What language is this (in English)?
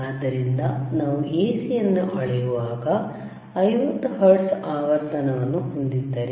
Kannada